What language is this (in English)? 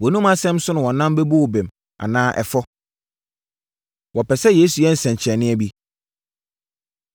Akan